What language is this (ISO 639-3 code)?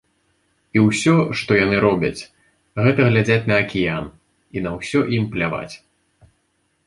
bel